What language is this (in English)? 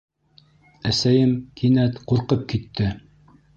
Bashkir